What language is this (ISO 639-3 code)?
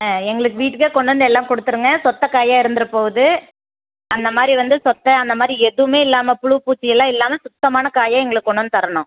tam